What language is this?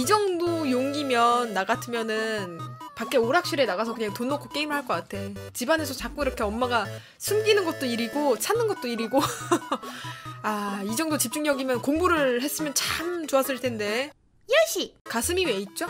Korean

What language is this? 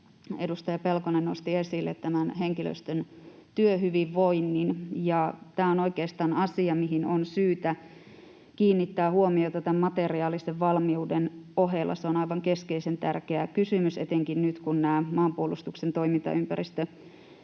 Finnish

